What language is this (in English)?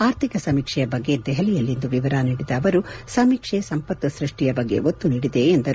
Kannada